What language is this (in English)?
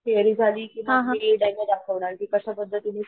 Marathi